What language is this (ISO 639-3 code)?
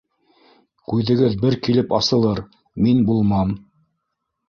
bak